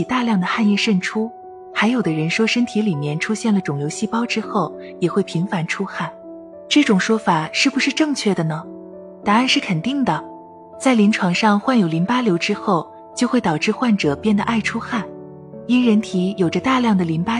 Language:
Chinese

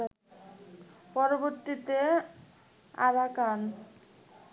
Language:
Bangla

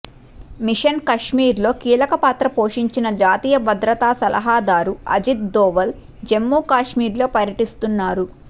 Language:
Telugu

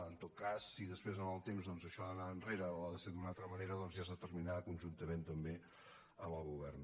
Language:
Catalan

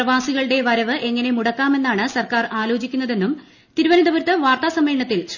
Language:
Malayalam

